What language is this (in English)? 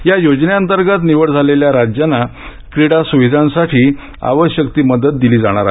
Marathi